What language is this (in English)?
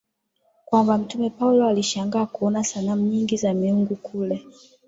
Swahili